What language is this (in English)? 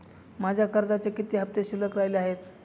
Marathi